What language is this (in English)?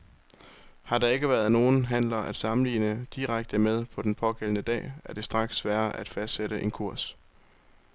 Danish